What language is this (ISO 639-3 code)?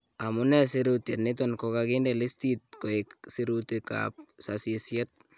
kln